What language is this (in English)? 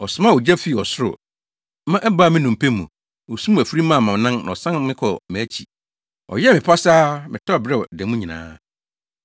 Akan